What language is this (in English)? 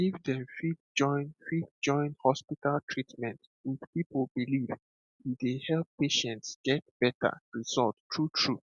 Nigerian Pidgin